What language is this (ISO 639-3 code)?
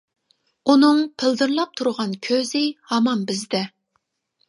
uig